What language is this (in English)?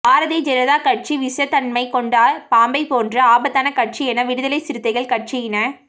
Tamil